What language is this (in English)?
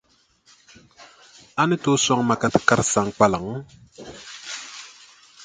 Dagbani